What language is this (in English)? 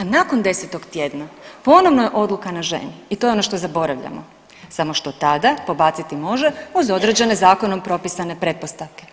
Croatian